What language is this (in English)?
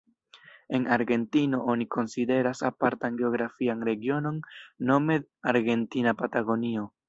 Esperanto